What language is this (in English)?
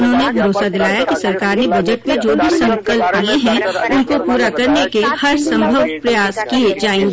Hindi